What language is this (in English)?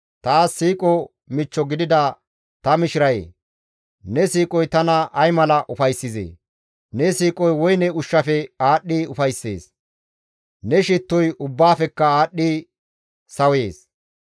Gamo